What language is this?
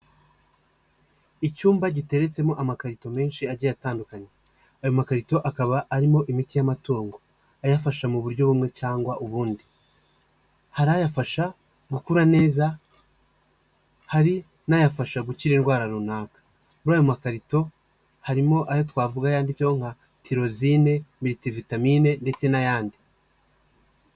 Kinyarwanda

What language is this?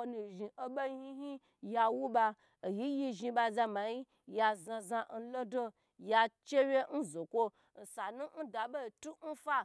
Gbagyi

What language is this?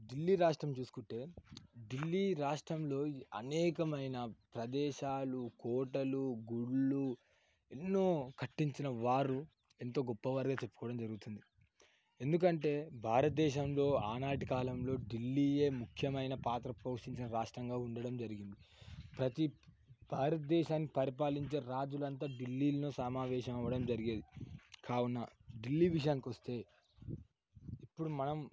Telugu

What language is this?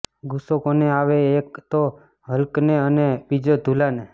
Gujarati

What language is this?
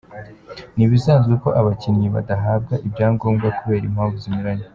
Kinyarwanda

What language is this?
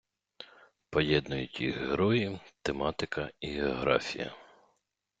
Ukrainian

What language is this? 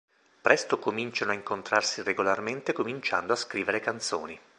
Italian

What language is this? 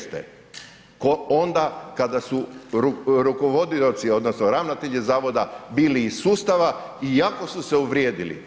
Croatian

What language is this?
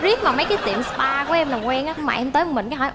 Vietnamese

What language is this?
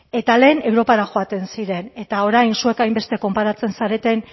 Basque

